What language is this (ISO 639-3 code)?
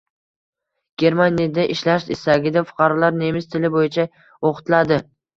uzb